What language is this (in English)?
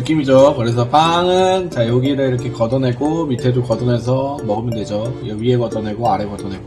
Korean